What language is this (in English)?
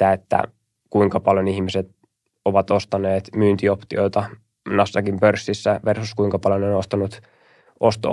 Finnish